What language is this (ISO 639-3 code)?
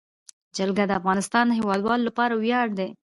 pus